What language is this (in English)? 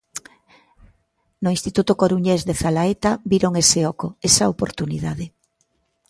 Galician